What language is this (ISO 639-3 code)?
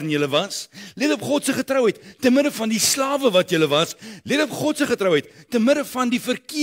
nld